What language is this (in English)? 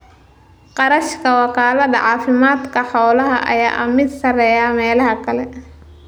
Somali